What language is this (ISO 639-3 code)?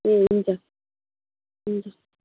nep